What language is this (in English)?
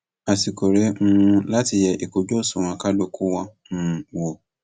Yoruba